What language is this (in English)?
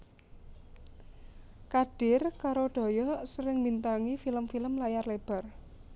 Javanese